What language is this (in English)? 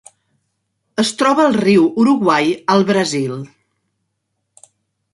Catalan